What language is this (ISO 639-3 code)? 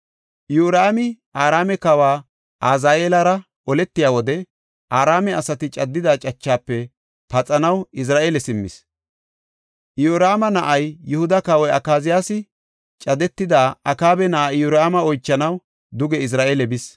gof